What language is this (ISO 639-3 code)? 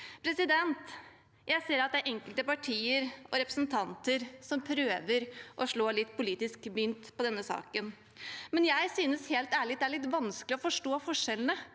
nor